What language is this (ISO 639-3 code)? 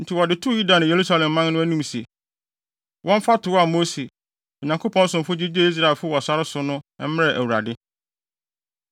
aka